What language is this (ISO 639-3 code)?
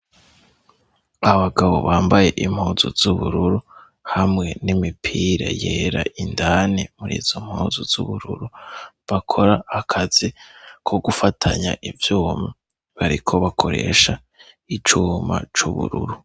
run